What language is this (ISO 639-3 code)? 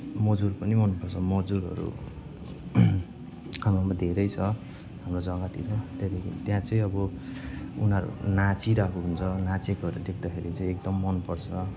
nep